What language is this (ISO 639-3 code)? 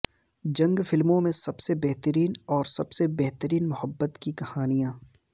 urd